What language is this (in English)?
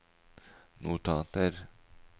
Norwegian